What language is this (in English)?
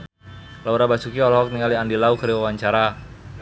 Sundanese